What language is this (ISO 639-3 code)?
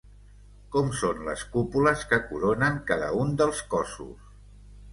cat